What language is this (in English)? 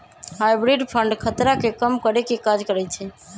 Magahi